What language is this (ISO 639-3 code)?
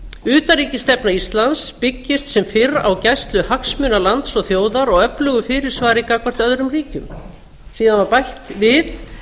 isl